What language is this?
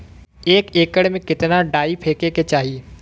Bhojpuri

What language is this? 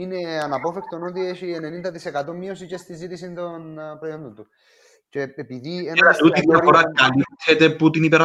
Greek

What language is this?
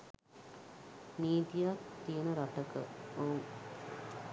Sinhala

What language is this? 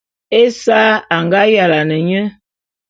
Bulu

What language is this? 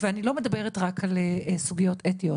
Hebrew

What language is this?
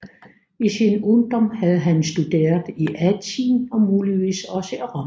Danish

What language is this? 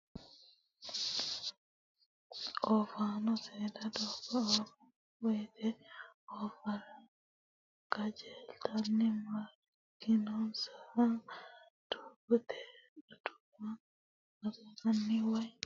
Sidamo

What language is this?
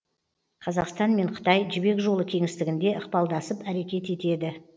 Kazakh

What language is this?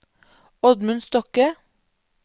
Norwegian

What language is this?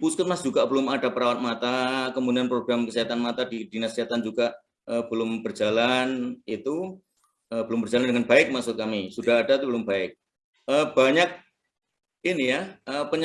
Indonesian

